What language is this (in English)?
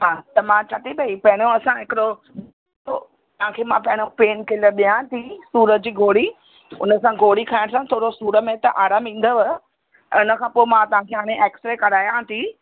Sindhi